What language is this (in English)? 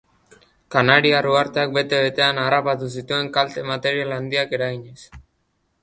Basque